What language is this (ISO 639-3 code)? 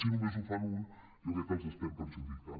cat